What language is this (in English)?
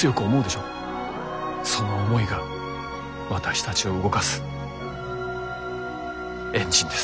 Japanese